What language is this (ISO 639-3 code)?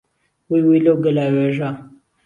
ckb